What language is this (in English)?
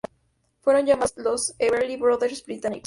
Spanish